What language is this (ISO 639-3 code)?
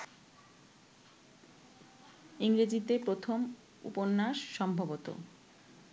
ben